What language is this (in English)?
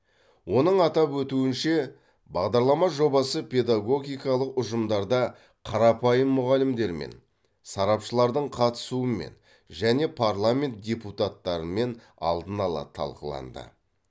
Kazakh